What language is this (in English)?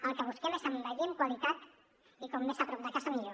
Catalan